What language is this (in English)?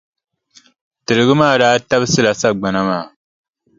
Dagbani